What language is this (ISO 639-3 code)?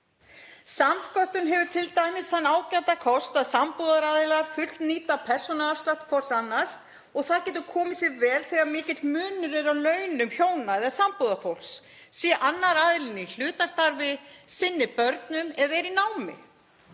isl